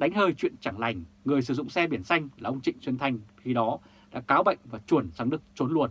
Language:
Vietnamese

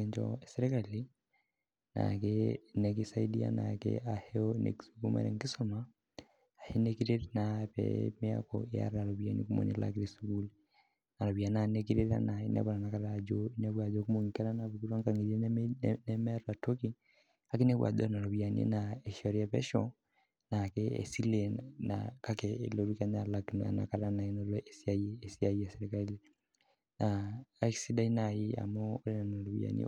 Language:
Masai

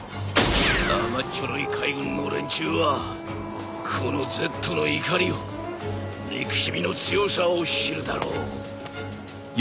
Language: Japanese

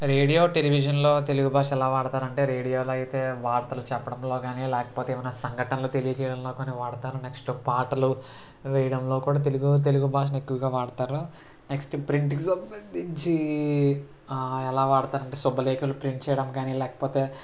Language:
Telugu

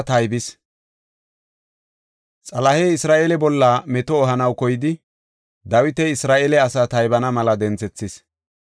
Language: Gofa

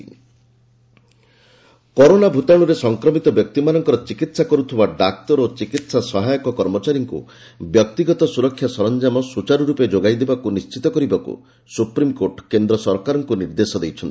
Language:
Odia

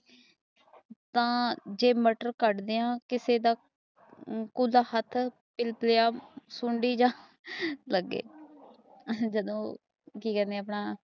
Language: Punjabi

